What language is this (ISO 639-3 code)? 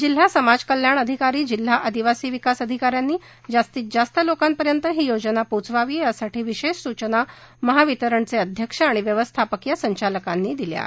mar